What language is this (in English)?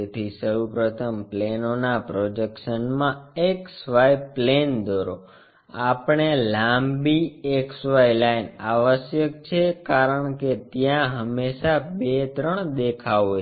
Gujarati